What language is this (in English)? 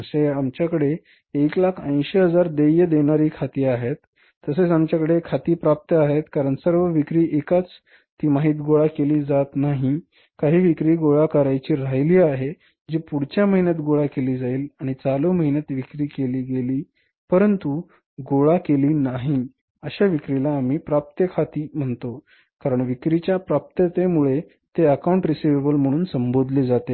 Marathi